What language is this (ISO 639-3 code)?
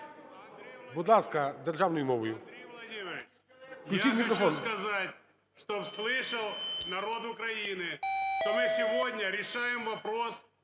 ukr